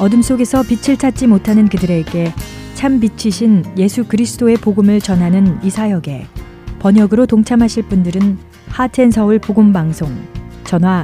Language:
Korean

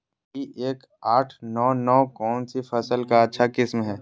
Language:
Magahi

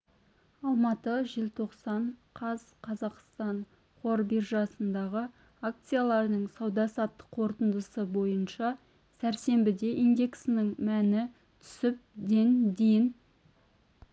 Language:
Kazakh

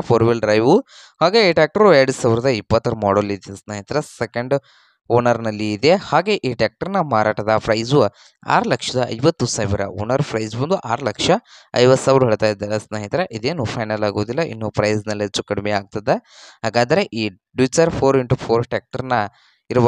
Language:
Kannada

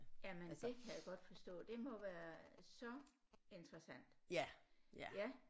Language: Danish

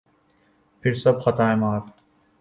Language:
Urdu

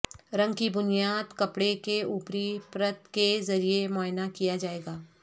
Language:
Urdu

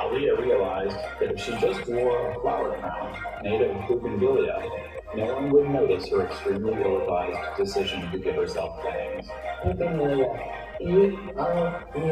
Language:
Japanese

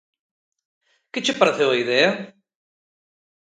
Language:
Galician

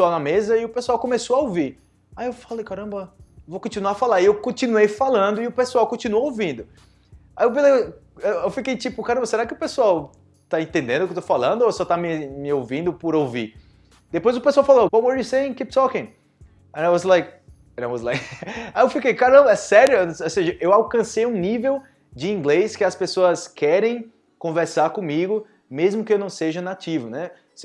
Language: Portuguese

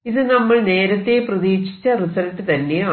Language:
Malayalam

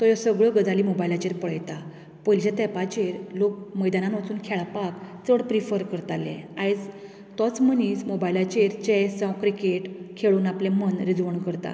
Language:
Konkani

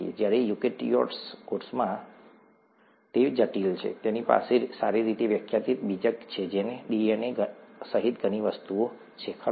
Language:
Gujarati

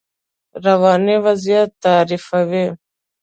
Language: Pashto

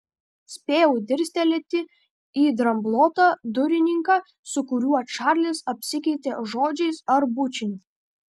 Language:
Lithuanian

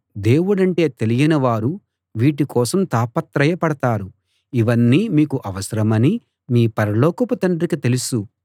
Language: Telugu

